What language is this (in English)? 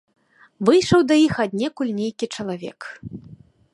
Belarusian